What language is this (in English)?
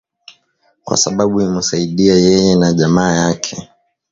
Swahili